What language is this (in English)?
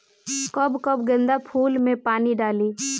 Bhojpuri